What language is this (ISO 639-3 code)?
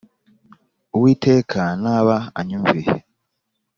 kin